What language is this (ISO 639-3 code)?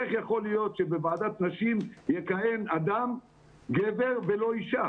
heb